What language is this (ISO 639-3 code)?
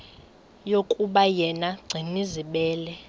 xho